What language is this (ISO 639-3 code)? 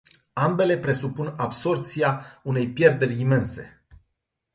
ron